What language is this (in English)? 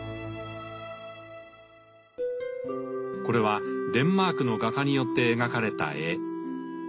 Japanese